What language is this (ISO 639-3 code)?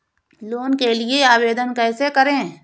hin